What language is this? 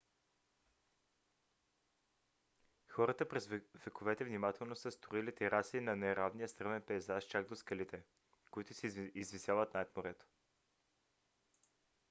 Bulgarian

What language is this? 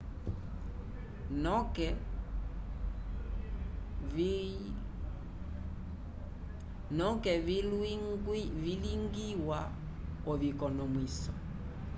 Umbundu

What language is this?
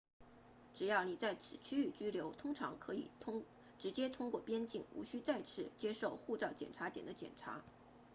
Chinese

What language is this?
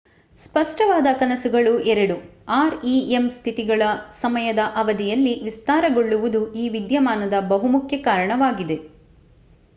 Kannada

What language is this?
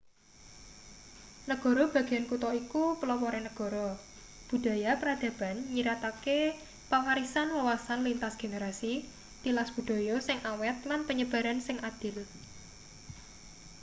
Javanese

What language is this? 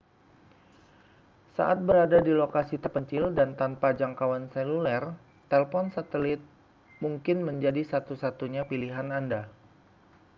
Indonesian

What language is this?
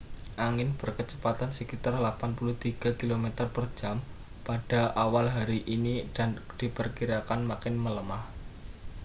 Indonesian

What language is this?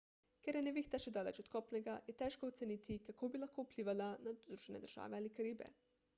Slovenian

